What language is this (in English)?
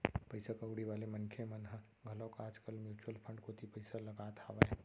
Chhattisgarhi